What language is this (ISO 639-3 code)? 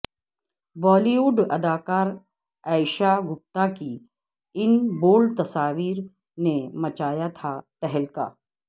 urd